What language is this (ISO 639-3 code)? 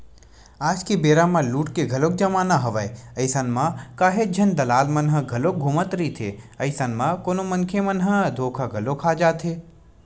hne